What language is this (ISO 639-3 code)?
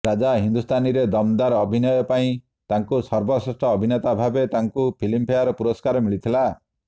ori